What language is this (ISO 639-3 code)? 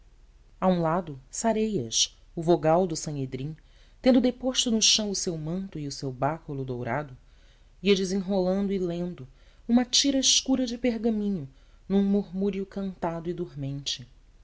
por